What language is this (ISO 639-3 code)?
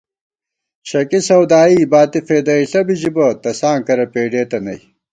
gwt